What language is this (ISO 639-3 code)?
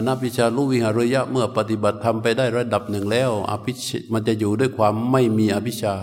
tha